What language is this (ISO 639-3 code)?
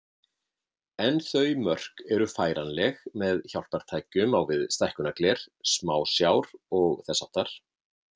isl